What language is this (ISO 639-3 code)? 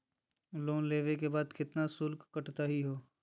mag